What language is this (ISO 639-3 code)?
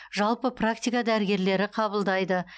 kaz